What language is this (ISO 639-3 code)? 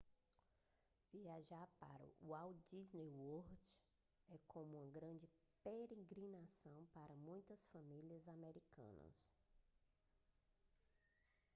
por